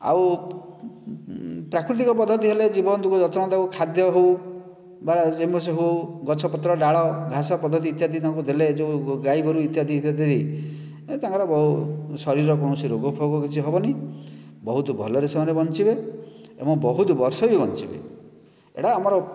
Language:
Odia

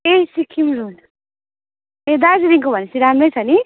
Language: Nepali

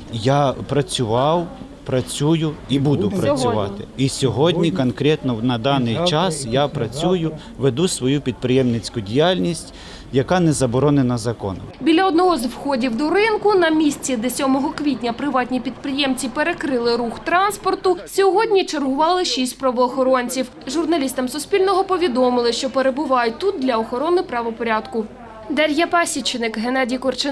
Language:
Ukrainian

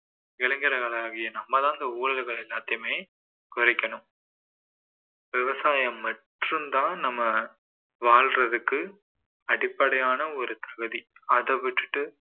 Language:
Tamil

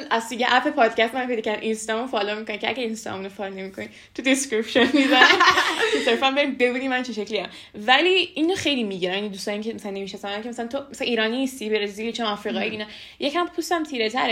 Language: Persian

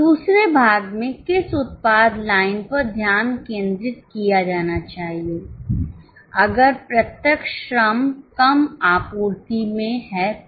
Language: Hindi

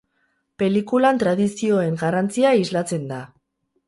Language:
Basque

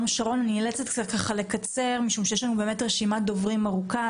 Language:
Hebrew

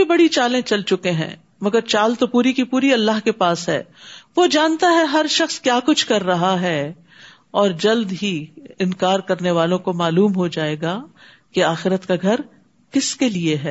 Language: Urdu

